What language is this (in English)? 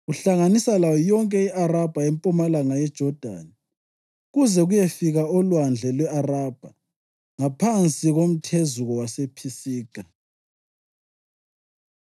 North Ndebele